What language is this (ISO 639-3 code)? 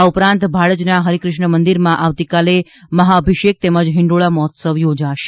guj